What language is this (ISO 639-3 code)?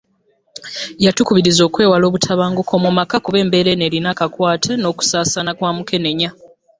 lug